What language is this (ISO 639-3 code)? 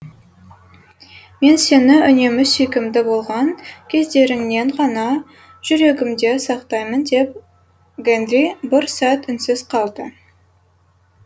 kaz